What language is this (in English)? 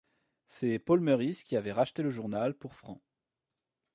French